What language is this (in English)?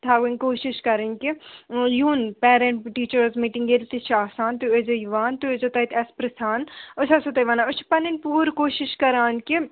Kashmiri